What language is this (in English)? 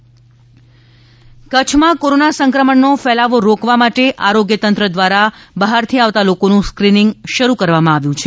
Gujarati